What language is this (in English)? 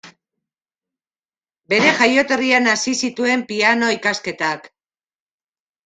Basque